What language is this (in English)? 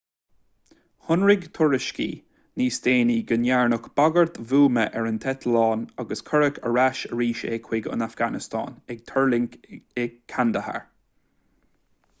Irish